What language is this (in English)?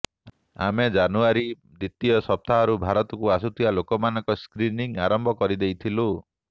Odia